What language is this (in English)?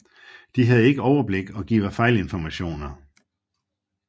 Danish